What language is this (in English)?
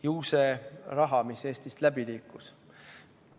Estonian